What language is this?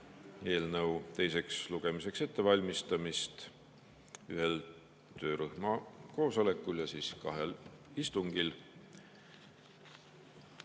Estonian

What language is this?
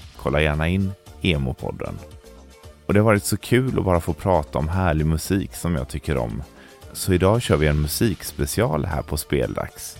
Swedish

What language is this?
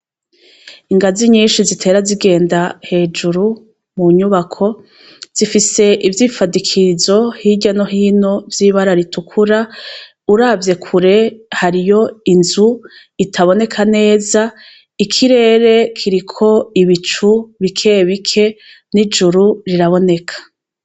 Rundi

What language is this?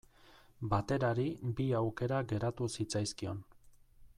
Basque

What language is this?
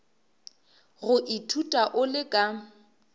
Northern Sotho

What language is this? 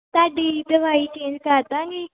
Punjabi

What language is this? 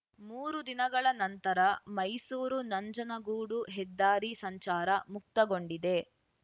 Kannada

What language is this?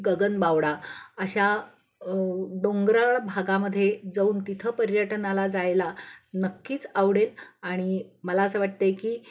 Marathi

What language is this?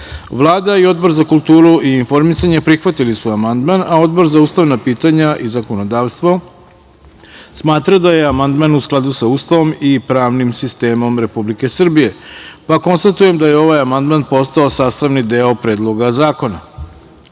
Serbian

